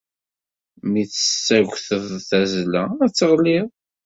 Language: Kabyle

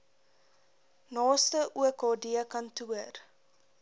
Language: Afrikaans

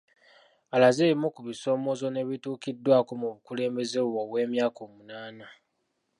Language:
Ganda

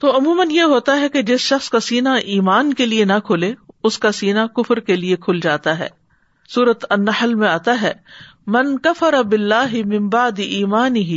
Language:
Urdu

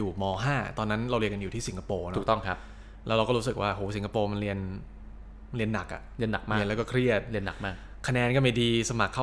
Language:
Thai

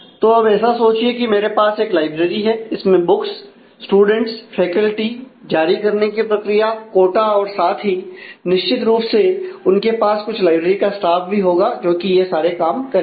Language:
Hindi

